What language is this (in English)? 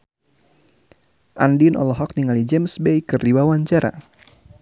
Sundanese